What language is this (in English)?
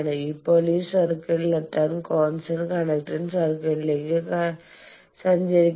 Malayalam